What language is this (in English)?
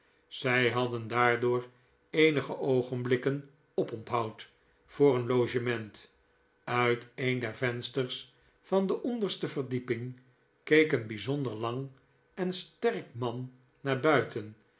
Dutch